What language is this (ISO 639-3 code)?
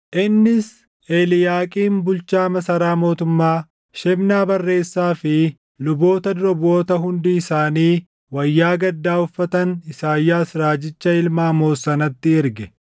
orm